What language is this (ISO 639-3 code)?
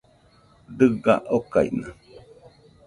hux